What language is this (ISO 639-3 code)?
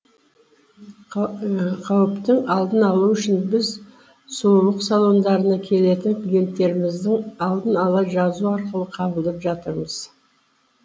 kaz